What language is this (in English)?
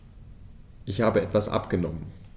German